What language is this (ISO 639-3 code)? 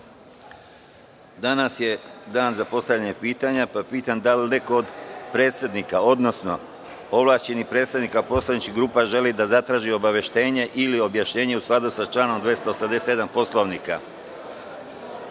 srp